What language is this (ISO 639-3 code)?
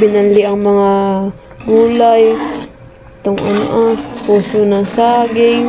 fil